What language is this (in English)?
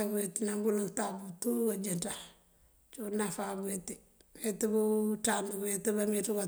Mandjak